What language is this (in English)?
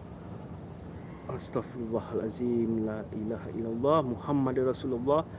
Malay